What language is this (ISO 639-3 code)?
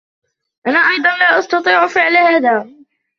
ara